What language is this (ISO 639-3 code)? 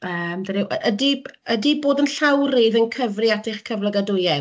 cym